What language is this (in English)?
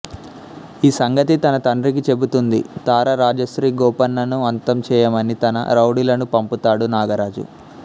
Telugu